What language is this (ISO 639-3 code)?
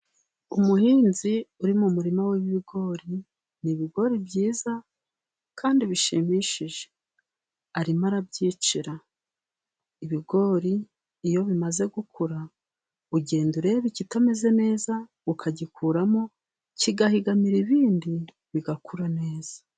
kin